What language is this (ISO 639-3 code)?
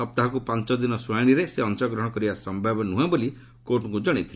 ori